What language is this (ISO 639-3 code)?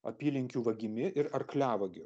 lit